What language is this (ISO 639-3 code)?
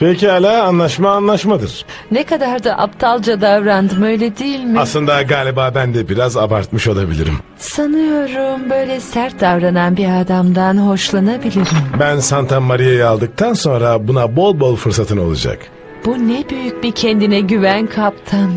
tur